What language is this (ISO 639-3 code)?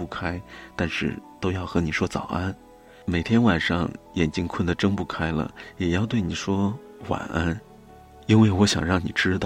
zho